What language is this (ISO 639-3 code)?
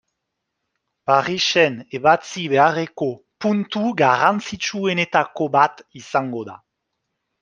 eus